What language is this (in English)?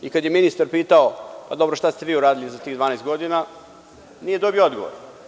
Serbian